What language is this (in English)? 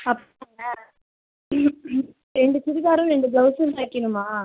Tamil